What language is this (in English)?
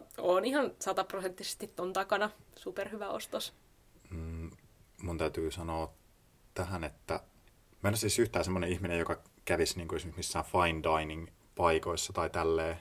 Finnish